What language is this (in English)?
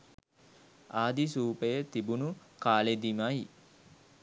Sinhala